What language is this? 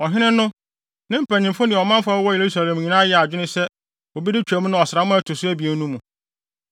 Akan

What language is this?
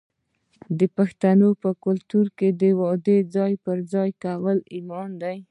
Pashto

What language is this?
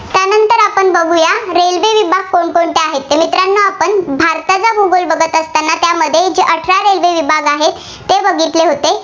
Marathi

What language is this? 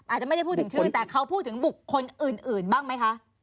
Thai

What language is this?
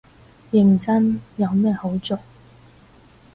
Cantonese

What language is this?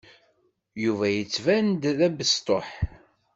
Kabyle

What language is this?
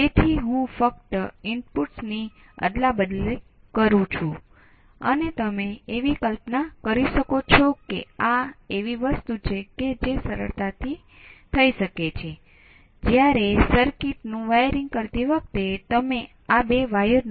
Gujarati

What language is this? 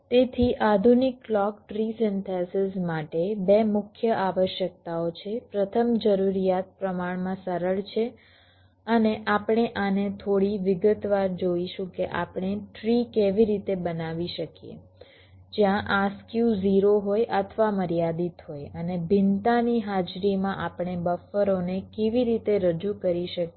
Gujarati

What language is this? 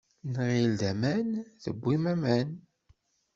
Kabyle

